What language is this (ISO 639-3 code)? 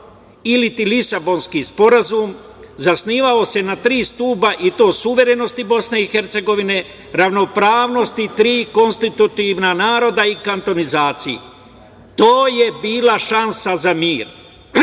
srp